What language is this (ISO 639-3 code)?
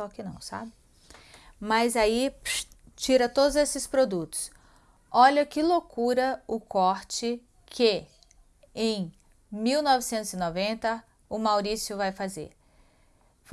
por